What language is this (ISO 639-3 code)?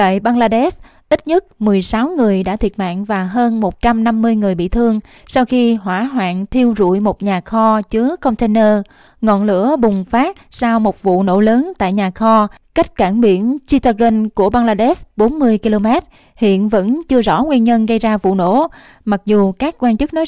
vie